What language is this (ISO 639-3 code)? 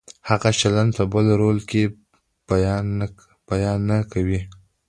pus